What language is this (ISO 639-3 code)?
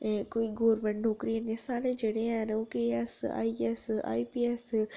doi